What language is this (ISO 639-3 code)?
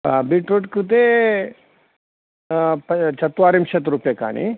san